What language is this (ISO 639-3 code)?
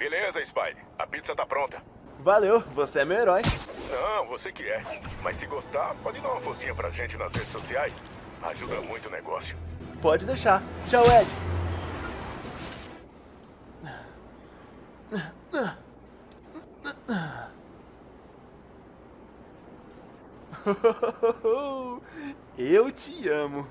por